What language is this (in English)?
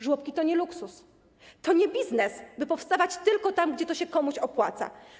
Polish